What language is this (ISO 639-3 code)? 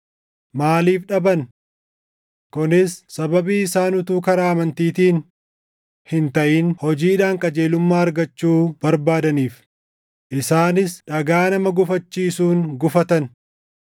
orm